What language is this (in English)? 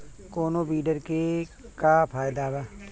Bhojpuri